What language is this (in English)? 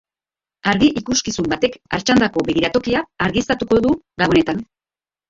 Basque